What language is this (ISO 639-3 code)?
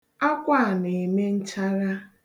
ibo